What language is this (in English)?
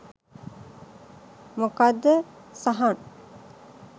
Sinhala